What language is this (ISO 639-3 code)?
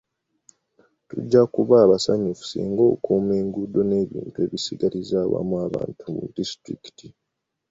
lug